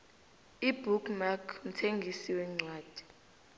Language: South Ndebele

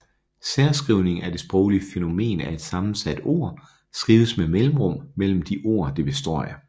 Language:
Danish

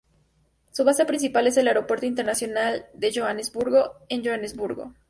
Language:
Spanish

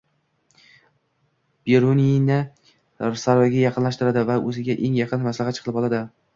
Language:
Uzbek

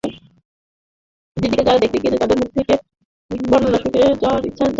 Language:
Bangla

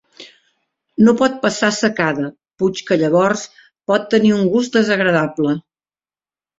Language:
Catalan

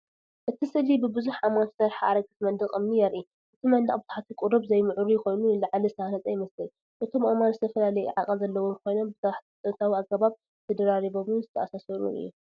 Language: Tigrinya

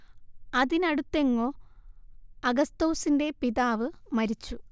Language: Malayalam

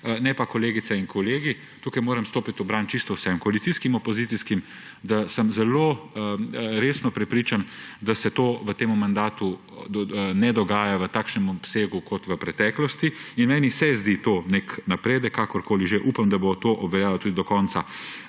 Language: Slovenian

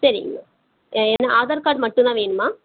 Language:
Tamil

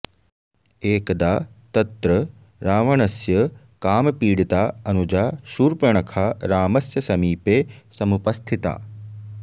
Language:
Sanskrit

